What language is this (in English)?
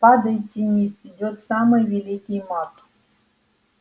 Russian